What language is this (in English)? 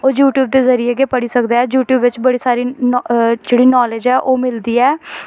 Dogri